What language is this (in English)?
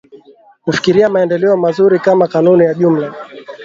Swahili